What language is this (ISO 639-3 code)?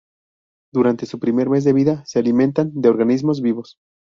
spa